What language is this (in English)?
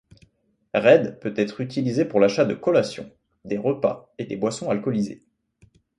French